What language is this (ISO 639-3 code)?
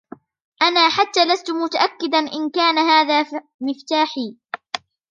ara